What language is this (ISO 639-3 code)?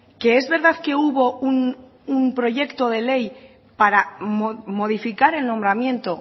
spa